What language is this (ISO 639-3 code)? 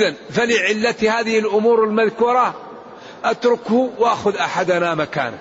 ara